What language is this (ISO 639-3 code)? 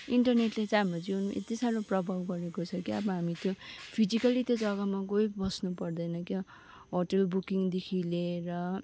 nep